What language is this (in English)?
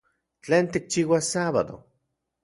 Central Puebla Nahuatl